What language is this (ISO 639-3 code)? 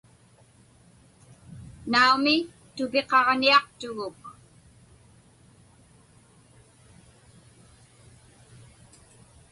ipk